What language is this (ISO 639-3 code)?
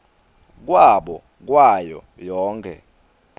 ssw